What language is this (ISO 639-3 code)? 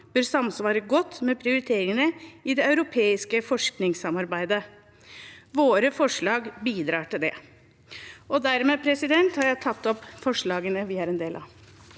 nor